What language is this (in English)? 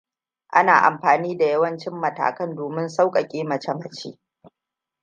Hausa